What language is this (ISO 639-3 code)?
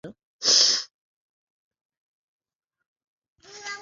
swa